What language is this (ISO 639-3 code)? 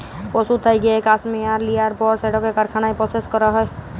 ben